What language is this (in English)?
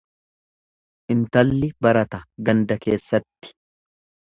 Oromo